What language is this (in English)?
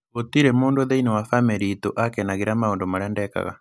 Kikuyu